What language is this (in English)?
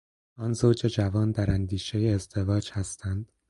Persian